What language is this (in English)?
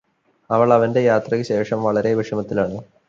Malayalam